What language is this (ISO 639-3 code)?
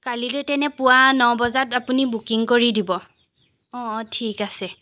asm